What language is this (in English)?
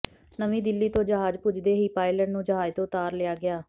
Punjabi